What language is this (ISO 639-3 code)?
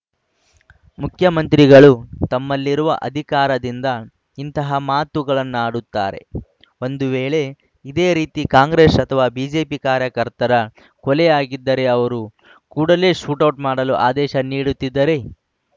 kan